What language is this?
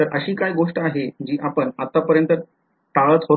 Marathi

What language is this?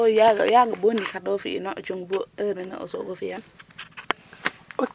Serer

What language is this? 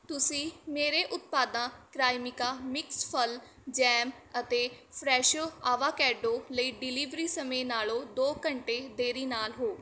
Punjabi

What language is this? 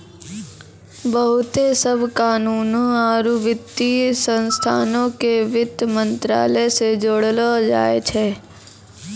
Maithili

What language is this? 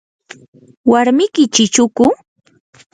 Yanahuanca Pasco Quechua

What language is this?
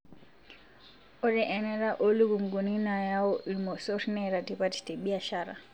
Masai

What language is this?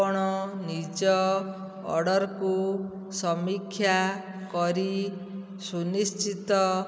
Odia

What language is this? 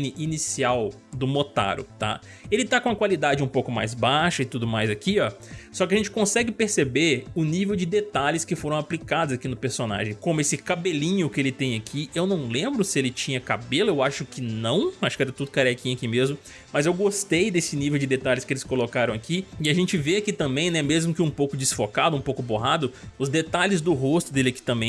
Portuguese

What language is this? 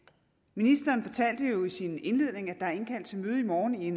Danish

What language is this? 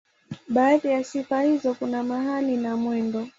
Swahili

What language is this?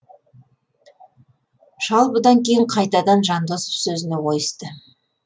Kazakh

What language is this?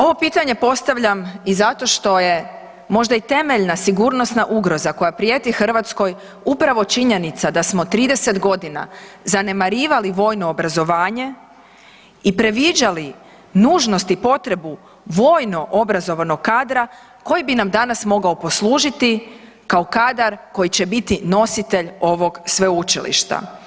Croatian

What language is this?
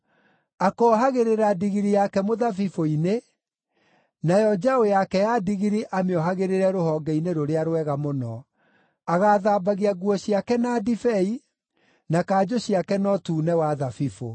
Kikuyu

